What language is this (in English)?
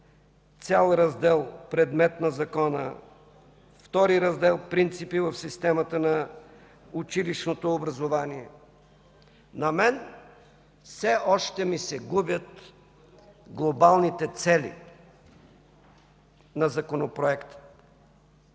Bulgarian